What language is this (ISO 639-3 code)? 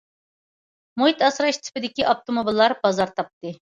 uig